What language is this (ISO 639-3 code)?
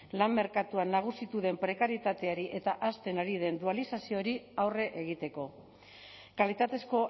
eus